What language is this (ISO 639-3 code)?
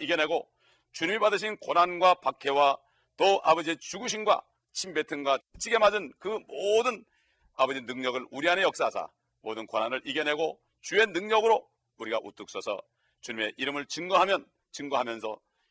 kor